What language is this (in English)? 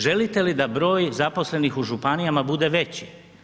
Croatian